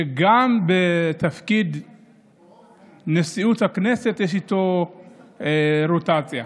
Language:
Hebrew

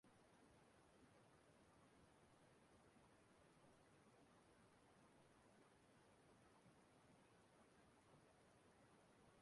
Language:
Igbo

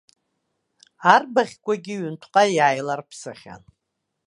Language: Abkhazian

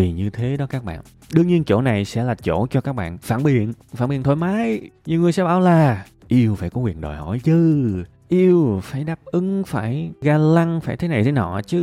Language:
Vietnamese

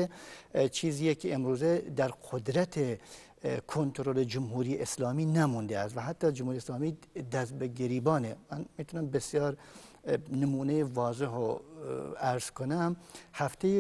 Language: Persian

